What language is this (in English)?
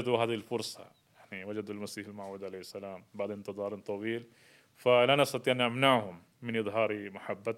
Arabic